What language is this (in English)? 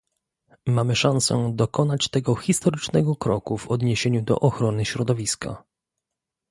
Polish